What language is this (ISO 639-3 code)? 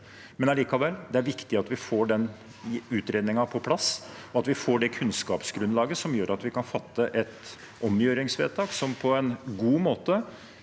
nor